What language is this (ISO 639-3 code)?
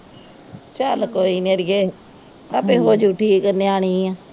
pan